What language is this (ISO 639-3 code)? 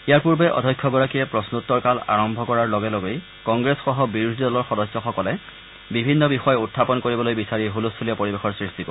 asm